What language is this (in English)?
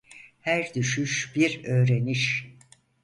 Turkish